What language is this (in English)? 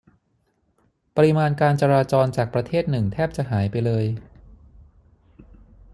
Thai